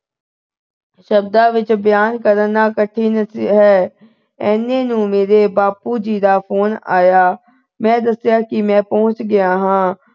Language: Punjabi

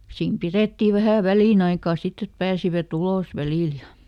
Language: Finnish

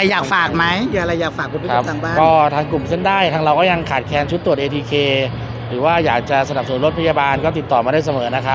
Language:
Thai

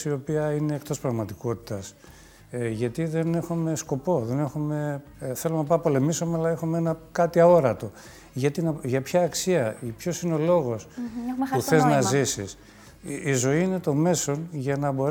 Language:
Greek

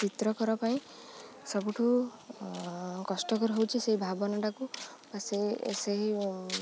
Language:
Odia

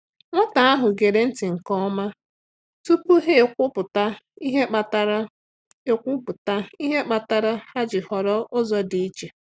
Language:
Igbo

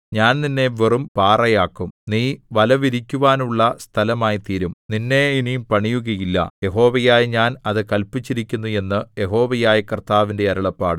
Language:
Malayalam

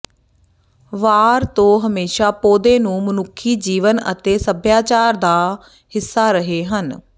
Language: Punjabi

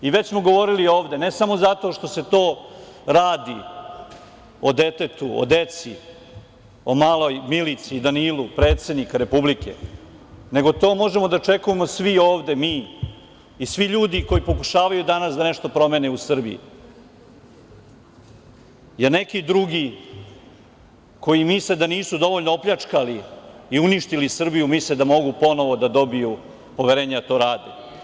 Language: Serbian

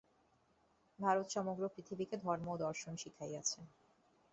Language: Bangla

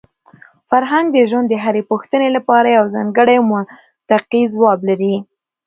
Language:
Pashto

